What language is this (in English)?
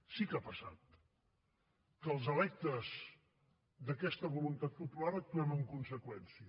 Catalan